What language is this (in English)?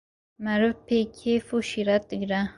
Kurdish